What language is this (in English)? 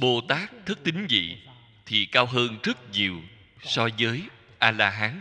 Vietnamese